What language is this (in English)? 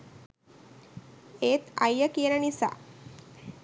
Sinhala